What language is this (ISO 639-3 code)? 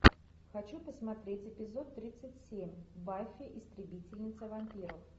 rus